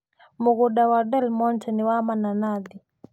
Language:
Kikuyu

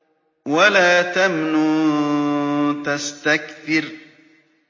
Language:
Arabic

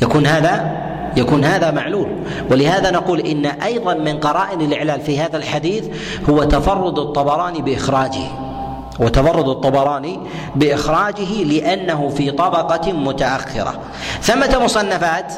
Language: Arabic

